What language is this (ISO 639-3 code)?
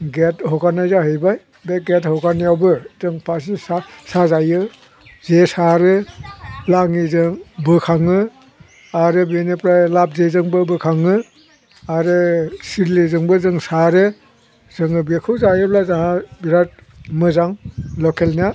brx